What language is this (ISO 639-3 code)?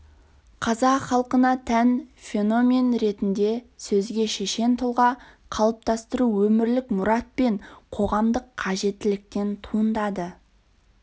kaz